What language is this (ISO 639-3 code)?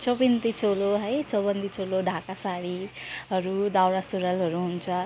nep